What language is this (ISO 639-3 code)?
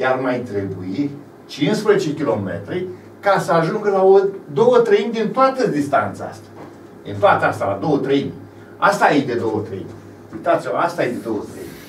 ron